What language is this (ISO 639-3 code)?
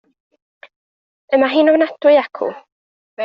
cym